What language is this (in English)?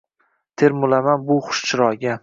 Uzbek